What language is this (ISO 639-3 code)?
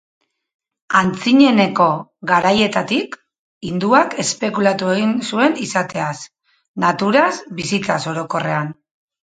eus